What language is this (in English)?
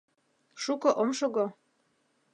Mari